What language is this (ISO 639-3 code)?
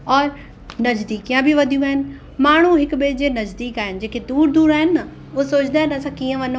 snd